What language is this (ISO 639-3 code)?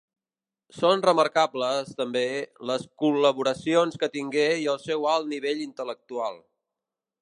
cat